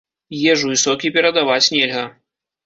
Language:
Belarusian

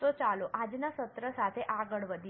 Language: Gujarati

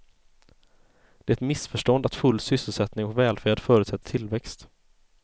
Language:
Swedish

